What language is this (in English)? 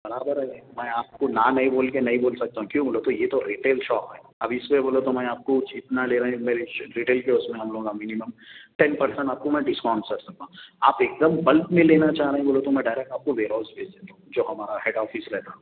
Urdu